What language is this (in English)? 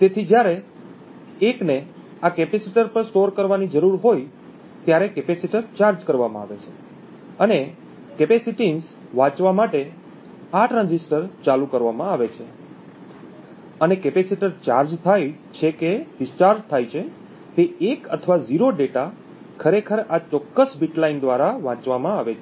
Gujarati